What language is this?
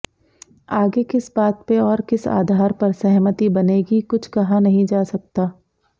Hindi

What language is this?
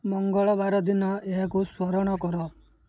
Odia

